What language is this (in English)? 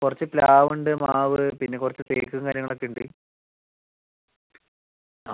Malayalam